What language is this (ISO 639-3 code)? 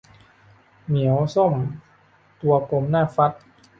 tha